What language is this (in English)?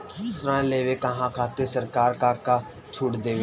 Bhojpuri